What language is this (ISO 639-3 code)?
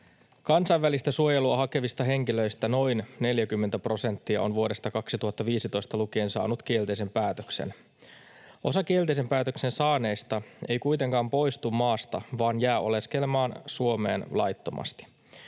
fin